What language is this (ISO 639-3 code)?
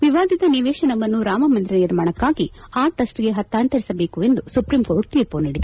kan